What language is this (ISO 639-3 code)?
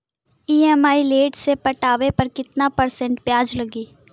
bho